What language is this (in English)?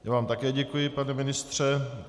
Czech